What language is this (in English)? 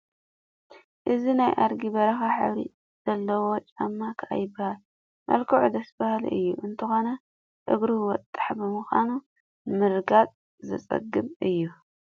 Tigrinya